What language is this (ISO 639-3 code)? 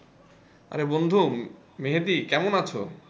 ben